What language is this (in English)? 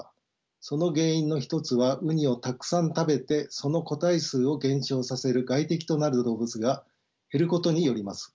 Japanese